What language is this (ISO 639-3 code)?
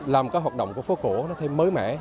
vie